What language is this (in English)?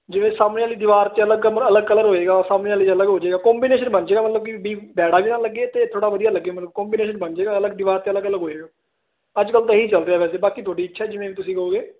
Punjabi